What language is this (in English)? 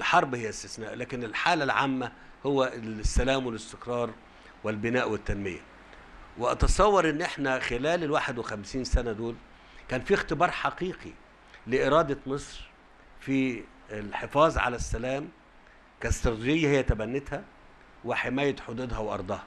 Arabic